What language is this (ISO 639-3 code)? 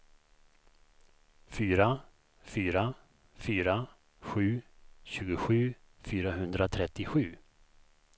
swe